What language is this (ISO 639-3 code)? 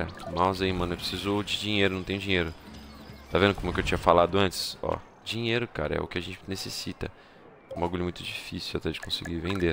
por